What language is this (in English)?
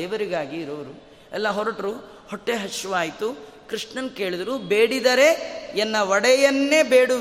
Kannada